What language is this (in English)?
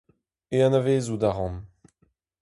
Breton